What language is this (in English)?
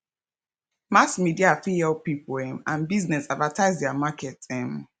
Nigerian Pidgin